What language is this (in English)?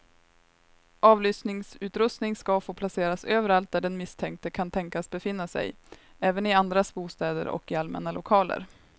Swedish